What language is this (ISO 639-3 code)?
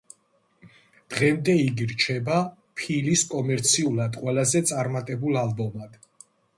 kat